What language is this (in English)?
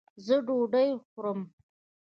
Pashto